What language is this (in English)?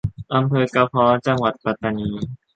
Thai